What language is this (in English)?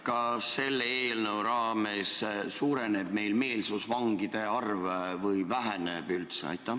Estonian